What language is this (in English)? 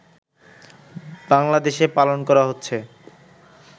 Bangla